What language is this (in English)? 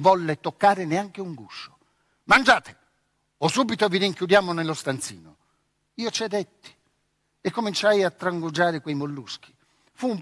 Italian